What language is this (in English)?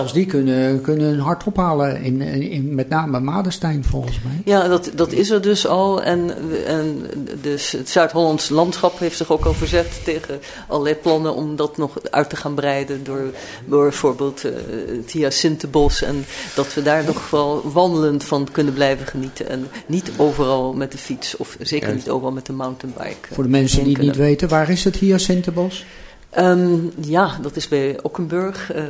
Dutch